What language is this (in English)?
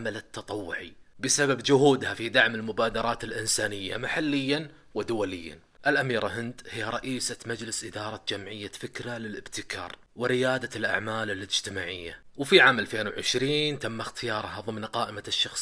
Arabic